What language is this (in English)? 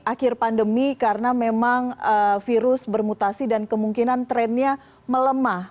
Indonesian